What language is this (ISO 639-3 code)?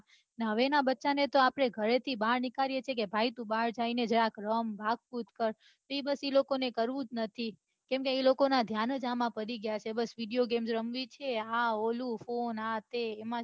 guj